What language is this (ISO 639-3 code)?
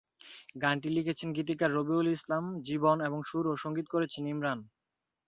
ben